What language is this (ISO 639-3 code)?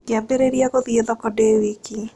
kik